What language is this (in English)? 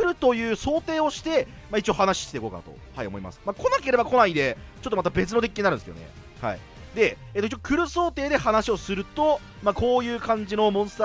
Japanese